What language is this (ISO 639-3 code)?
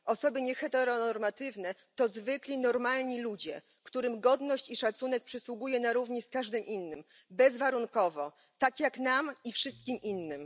pol